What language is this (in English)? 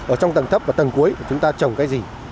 Vietnamese